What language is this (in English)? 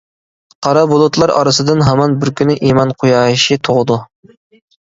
Uyghur